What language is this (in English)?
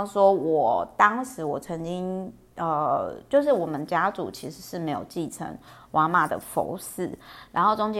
Chinese